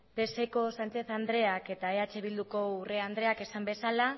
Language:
Basque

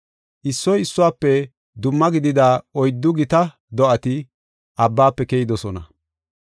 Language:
Gofa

